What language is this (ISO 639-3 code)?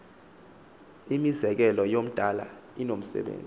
xho